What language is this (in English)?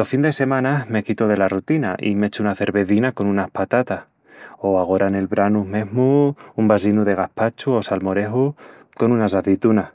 Extremaduran